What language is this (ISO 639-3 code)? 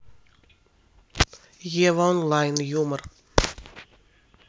rus